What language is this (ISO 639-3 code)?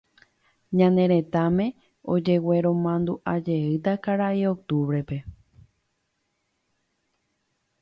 grn